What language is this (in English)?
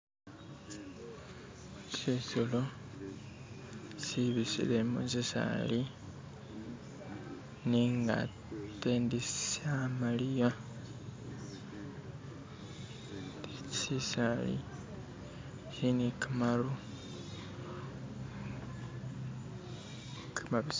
Masaaba